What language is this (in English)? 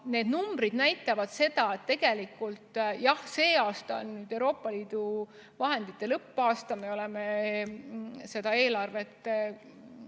Estonian